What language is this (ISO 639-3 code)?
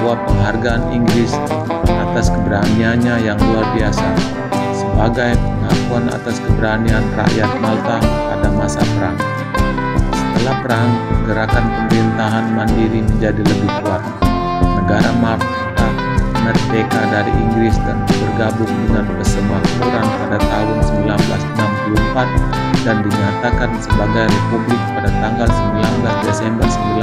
ind